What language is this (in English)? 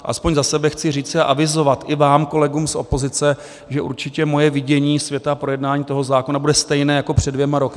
Czech